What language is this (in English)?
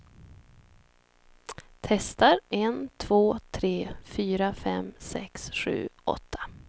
Swedish